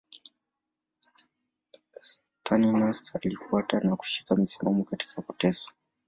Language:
Swahili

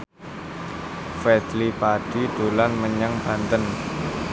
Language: Javanese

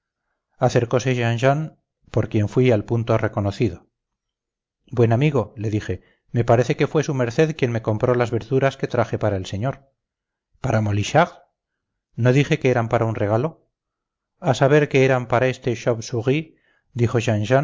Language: Spanish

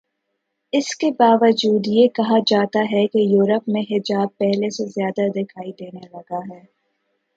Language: Urdu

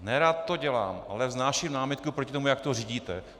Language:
Czech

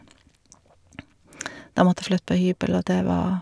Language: Norwegian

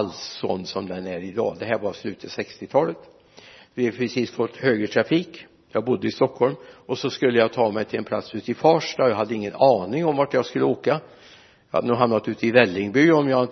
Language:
Swedish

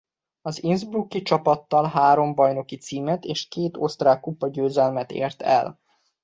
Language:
Hungarian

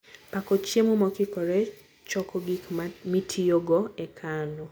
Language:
Luo (Kenya and Tanzania)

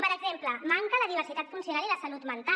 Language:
Catalan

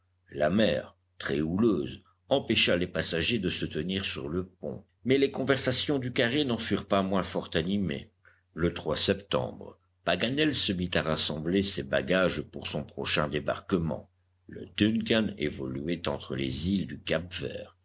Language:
French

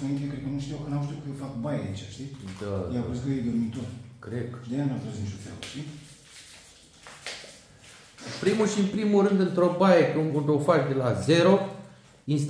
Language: Romanian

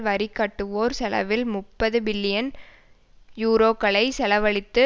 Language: Tamil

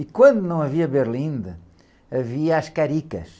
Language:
Portuguese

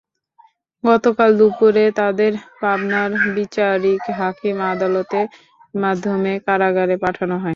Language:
Bangla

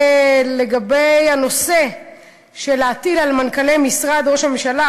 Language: Hebrew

